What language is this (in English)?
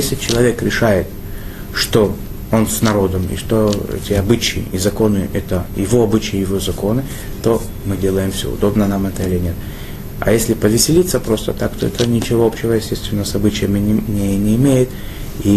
Russian